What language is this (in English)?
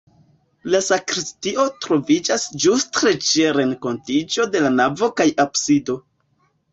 Esperanto